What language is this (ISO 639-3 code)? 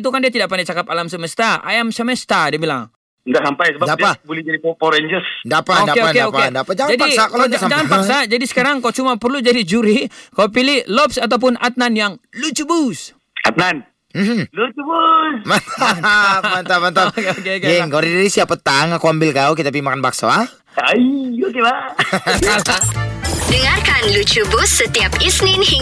msa